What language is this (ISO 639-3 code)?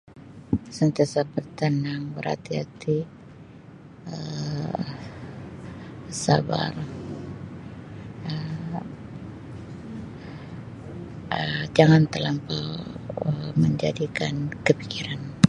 msi